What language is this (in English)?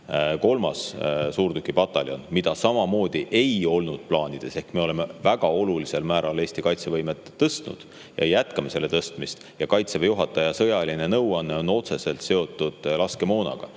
Estonian